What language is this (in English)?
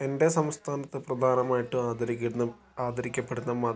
Malayalam